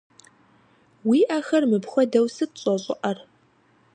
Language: Kabardian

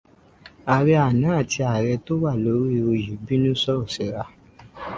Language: Yoruba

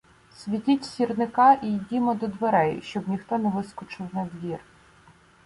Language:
Ukrainian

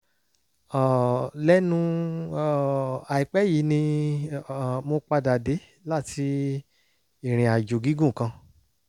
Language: Yoruba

